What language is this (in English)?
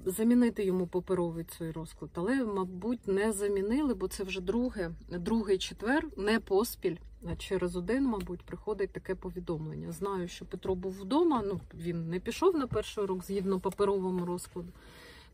Ukrainian